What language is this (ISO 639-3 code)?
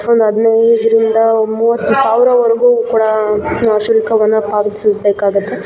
kan